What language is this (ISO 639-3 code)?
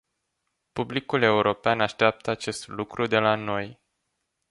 ron